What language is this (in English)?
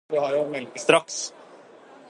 Norwegian Bokmål